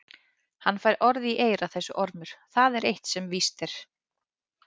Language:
Icelandic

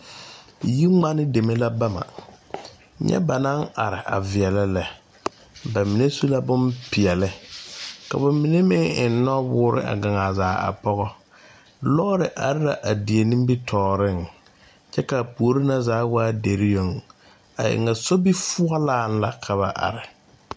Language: Southern Dagaare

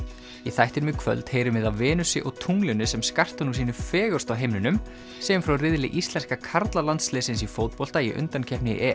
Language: Icelandic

